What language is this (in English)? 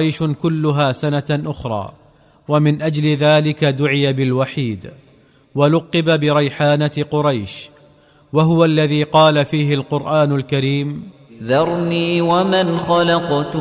Arabic